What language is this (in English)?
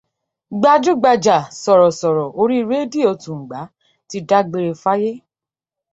Yoruba